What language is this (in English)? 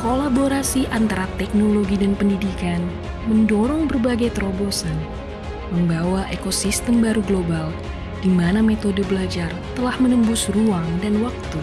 Indonesian